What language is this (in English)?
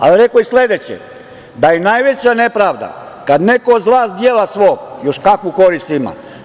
Serbian